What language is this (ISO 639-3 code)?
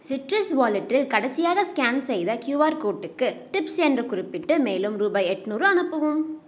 tam